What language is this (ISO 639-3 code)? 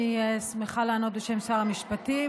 heb